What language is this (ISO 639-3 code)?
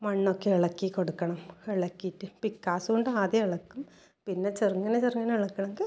mal